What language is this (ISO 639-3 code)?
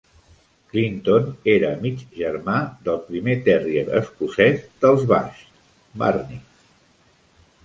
cat